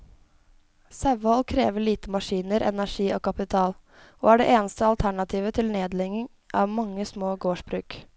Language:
Norwegian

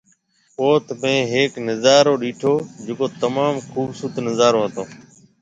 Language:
Marwari (Pakistan)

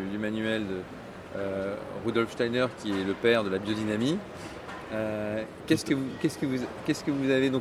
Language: French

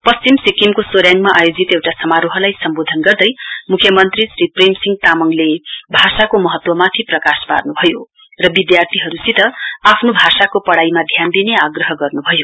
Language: Nepali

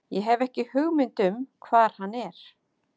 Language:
Icelandic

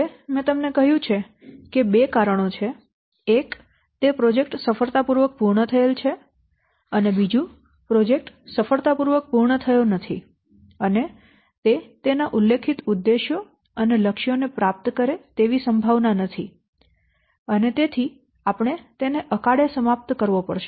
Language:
Gujarati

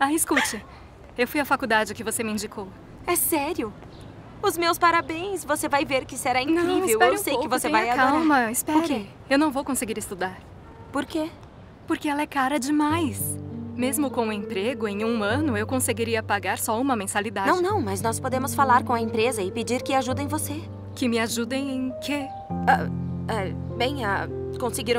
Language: Portuguese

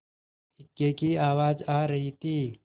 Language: Hindi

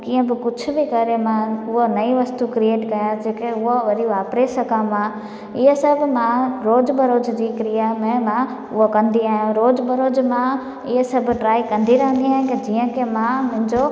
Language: Sindhi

